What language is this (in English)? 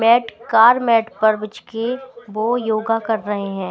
Hindi